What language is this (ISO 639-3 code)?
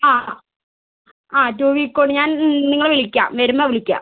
mal